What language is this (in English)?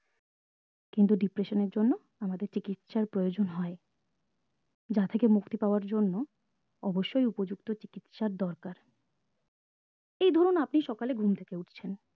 Bangla